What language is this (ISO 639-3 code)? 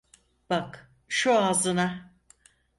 tur